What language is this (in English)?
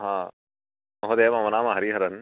Sanskrit